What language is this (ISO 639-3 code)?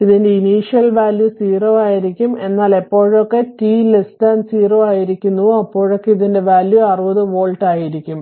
mal